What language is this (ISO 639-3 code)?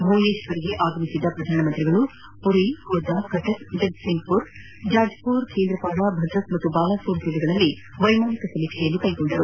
kan